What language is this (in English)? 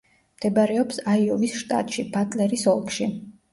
Georgian